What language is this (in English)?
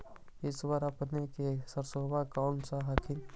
Magahi